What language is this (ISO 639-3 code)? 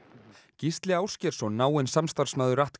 isl